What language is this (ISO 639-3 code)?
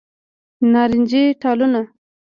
pus